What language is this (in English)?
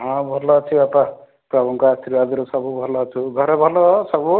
Odia